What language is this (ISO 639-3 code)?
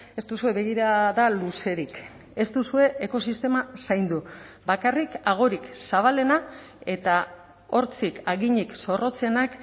eus